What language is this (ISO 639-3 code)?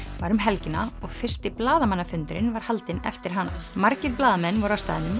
isl